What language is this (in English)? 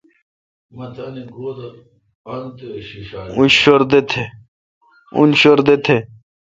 Kalkoti